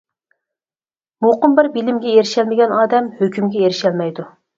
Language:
Uyghur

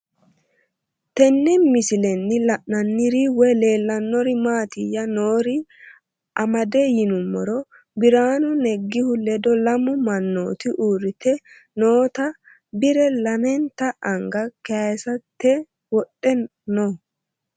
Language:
Sidamo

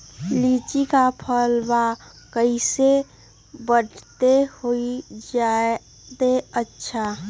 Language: Magahi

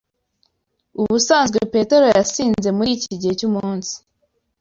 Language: Kinyarwanda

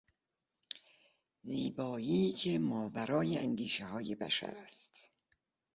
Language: Persian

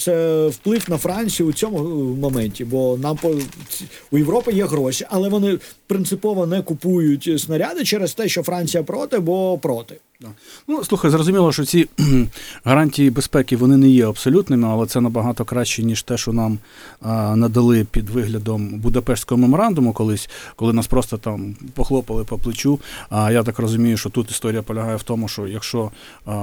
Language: Ukrainian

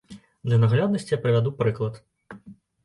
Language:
Belarusian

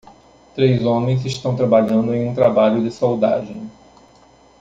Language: Portuguese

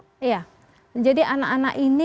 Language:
Indonesian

